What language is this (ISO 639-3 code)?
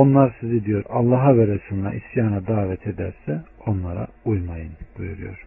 tur